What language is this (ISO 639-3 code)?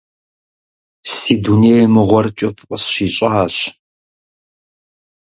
kbd